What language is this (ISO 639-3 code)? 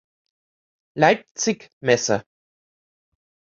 deu